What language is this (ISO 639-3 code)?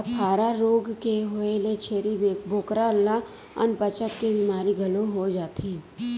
hne